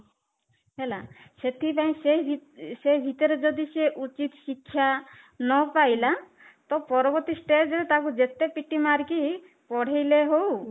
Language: Odia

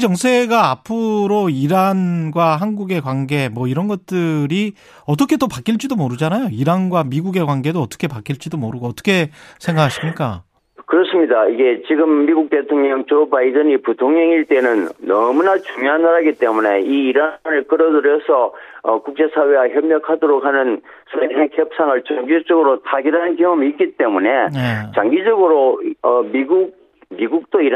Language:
Korean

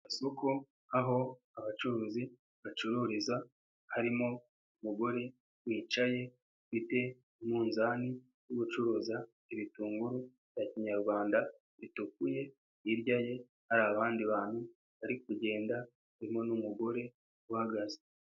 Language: Kinyarwanda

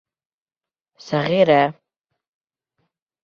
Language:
Bashkir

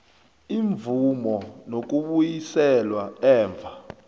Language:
South Ndebele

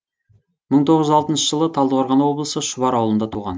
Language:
Kazakh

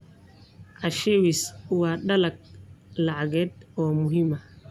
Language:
Somali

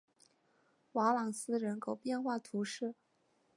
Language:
Chinese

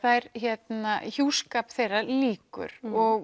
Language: Icelandic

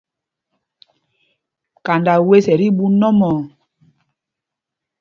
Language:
Mpumpong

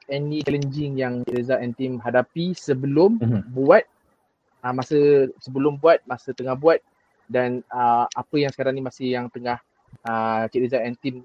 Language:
Malay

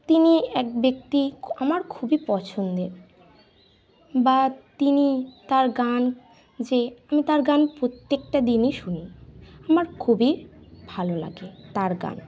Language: Bangla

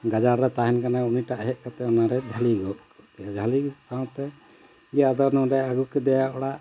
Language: Santali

